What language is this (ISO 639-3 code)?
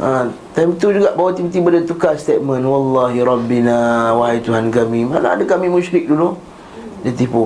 msa